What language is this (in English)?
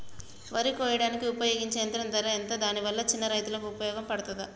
Telugu